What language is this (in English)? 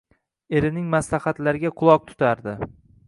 Uzbek